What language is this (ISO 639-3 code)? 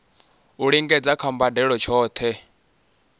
ven